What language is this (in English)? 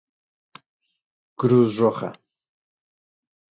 Spanish